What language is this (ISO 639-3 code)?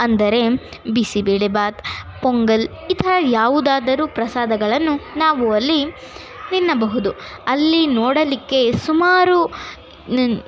kan